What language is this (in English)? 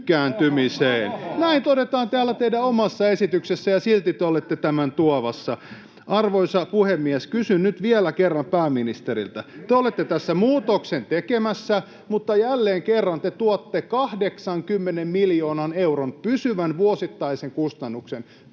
Finnish